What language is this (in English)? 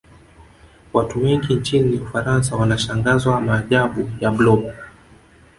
Swahili